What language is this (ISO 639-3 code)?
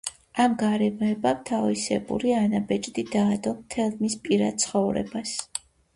kat